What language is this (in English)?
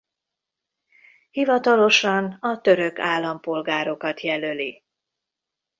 Hungarian